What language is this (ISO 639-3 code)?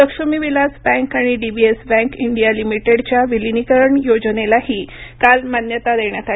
mar